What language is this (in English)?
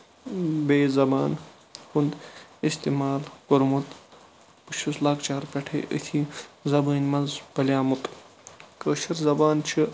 Kashmiri